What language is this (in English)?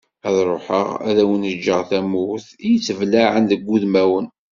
Kabyle